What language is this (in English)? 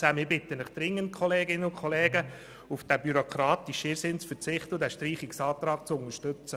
Swiss German